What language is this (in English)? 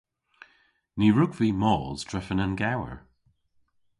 Cornish